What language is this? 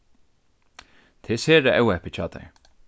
Faroese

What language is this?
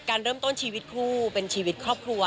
Thai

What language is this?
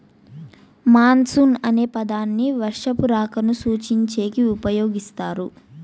Telugu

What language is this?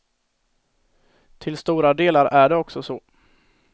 Swedish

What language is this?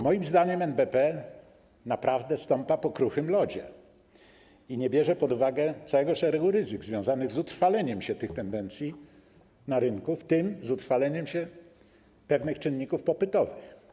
Polish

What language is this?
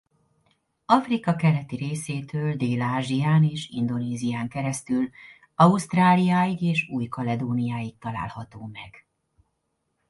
Hungarian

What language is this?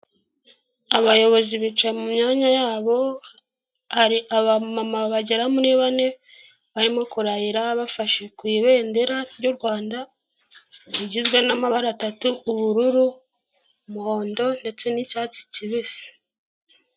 Kinyarwanda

